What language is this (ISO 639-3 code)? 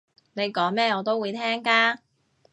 yue